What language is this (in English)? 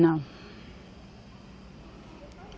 Portuguese